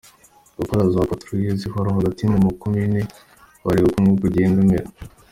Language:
Kinyarwanda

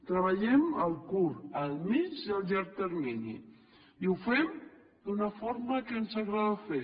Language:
Catalan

